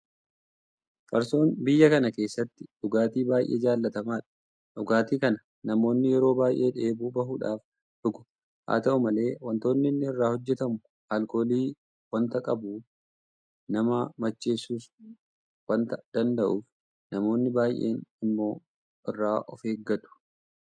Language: Oromo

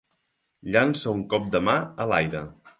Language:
Catalan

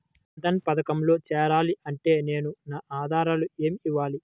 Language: Telugu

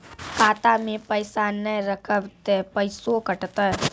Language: Maithili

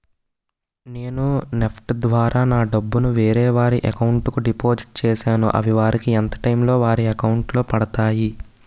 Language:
Telugu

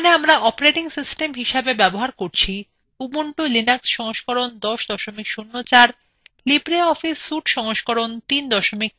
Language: Bangla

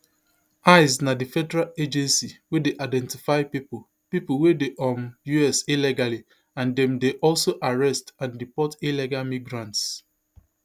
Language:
Nigerian Pidgin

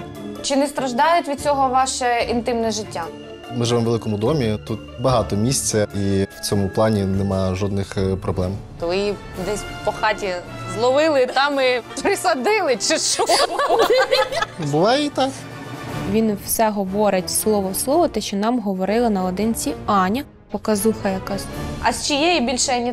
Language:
Ukrainian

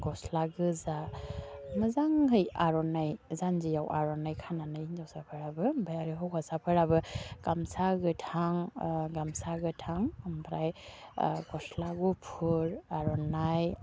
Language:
Bodo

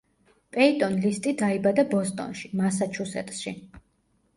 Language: Georgian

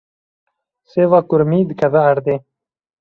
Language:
Kurdish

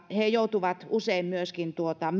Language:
Finnish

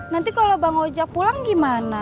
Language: Indonesian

